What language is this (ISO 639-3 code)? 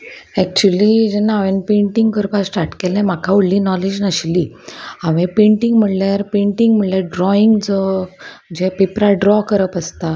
kok